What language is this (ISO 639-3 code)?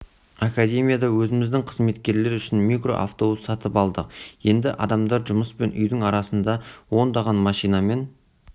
kaz